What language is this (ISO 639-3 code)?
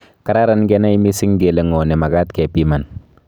kln